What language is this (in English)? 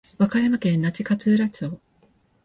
Japanese